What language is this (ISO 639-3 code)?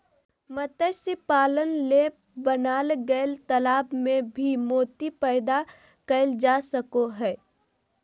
mag